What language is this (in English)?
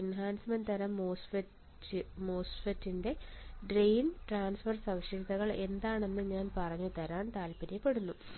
Malayalam